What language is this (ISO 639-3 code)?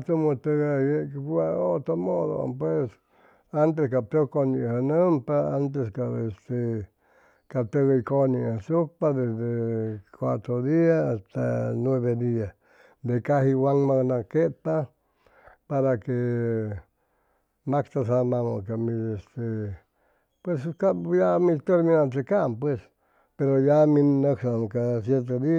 zoh